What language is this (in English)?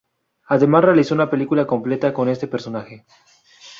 Spanish